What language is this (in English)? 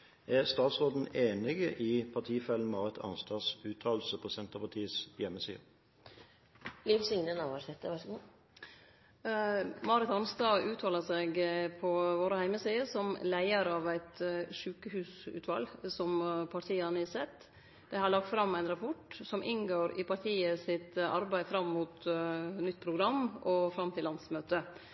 Norwegian